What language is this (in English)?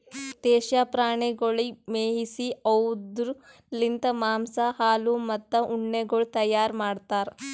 Kannada